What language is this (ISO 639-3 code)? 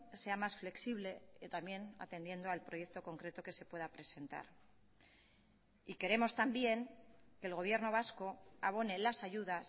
spa